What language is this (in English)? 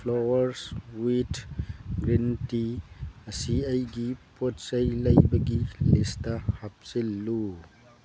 Manipuri